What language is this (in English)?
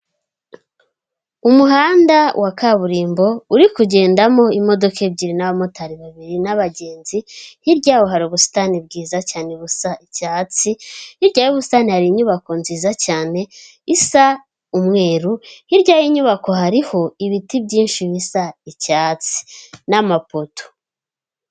Kinyarwanda